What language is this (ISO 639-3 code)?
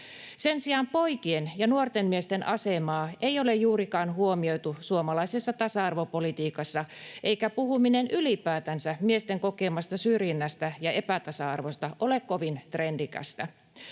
fin